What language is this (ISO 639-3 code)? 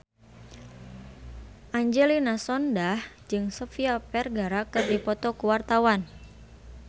sun